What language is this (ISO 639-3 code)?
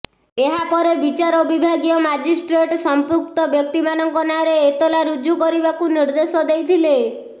ori